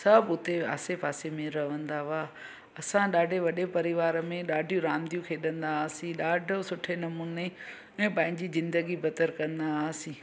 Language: Sindhi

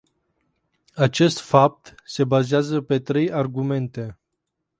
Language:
Romanian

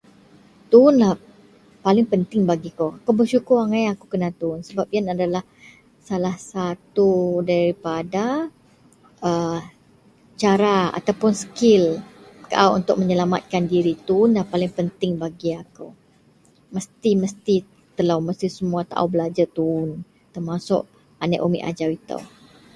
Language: Central Melanau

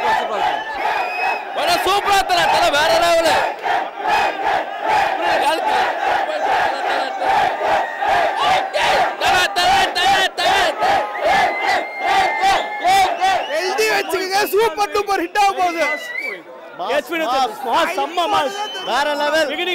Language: Arabic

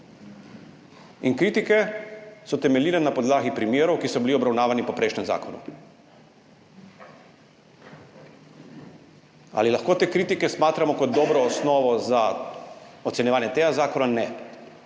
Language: Slovenian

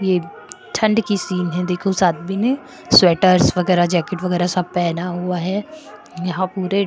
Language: Hindi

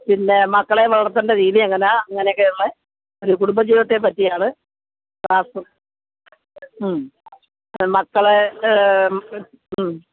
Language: Malayalam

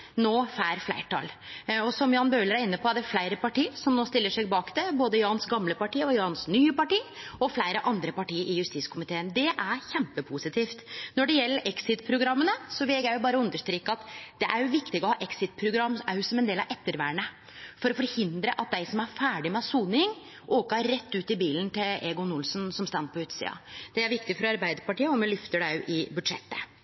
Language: Norwegian Nynorsk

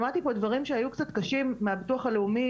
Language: Hebrew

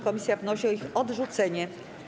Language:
Polish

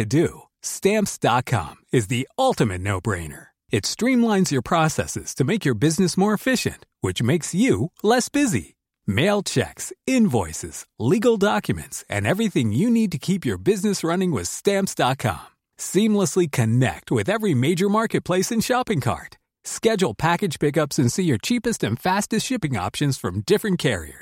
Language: Swedish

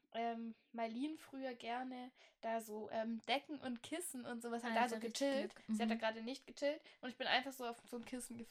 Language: German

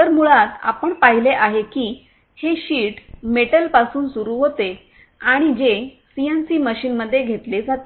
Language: Marathi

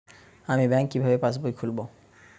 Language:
Bangla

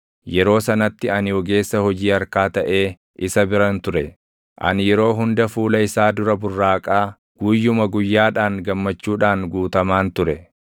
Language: Oromo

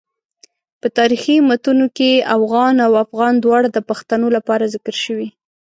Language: Pashto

